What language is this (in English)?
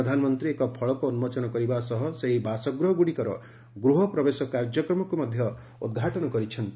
Odia